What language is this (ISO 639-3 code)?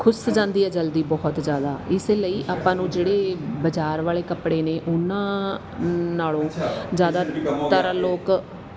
pan